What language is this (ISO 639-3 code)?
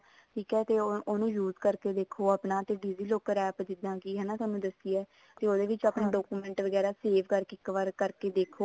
pan